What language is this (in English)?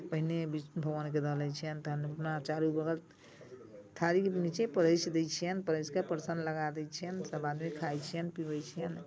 Maithili